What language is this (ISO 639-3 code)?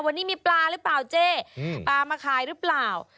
tha